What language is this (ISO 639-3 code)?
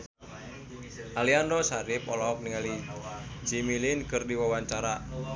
sun